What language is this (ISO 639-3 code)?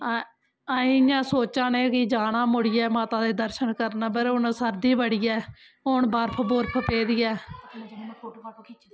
doi